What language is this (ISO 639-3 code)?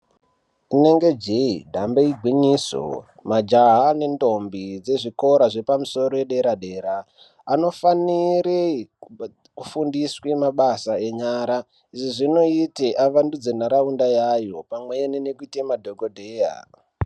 ndc